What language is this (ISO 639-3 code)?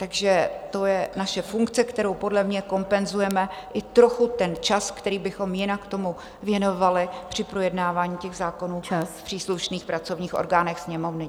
ces